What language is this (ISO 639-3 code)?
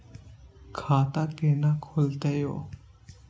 mai